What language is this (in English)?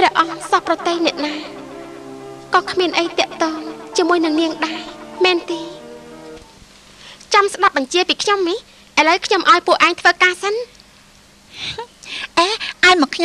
Thai